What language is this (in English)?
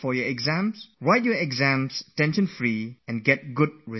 English